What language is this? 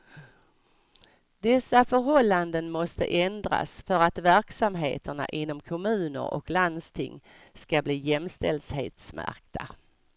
Swedish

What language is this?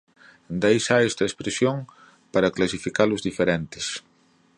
Galician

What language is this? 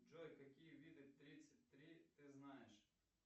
Russian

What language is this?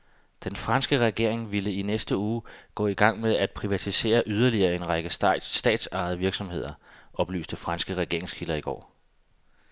Danish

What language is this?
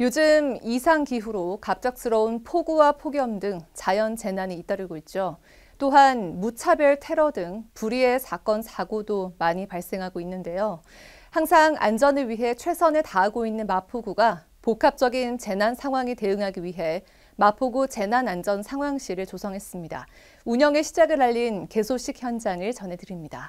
Korean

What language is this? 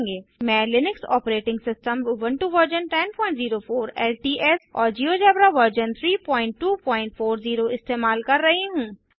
Hindi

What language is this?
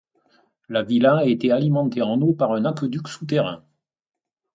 French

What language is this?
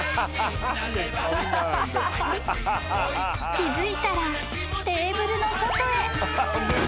Japanese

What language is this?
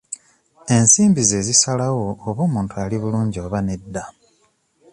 Ganda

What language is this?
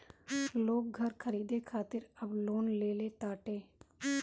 Bhojpuri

